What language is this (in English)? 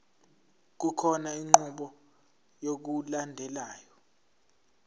Zulu